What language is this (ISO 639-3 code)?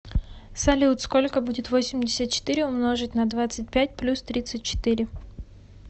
rus